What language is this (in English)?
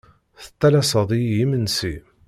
Kabyle